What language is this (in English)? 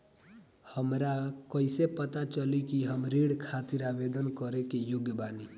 Bhojpuri